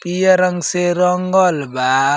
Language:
Bhojpuri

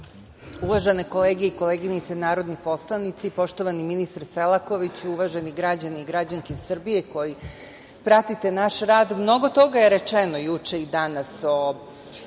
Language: Serbian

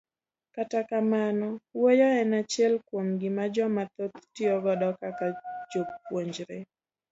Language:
Luo (Kenya and Tanzania)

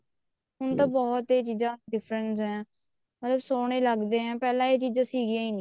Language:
Punjabi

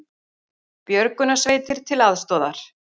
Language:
Icelandic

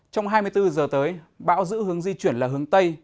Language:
Vietnamese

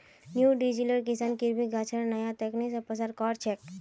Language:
Magahi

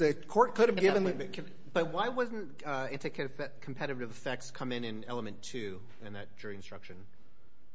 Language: English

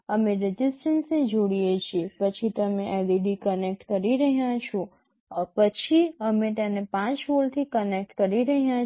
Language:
Gujarati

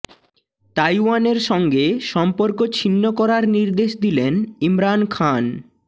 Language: Bangla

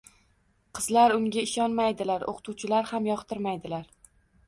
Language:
Uzbek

